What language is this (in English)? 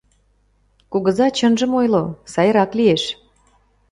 Mari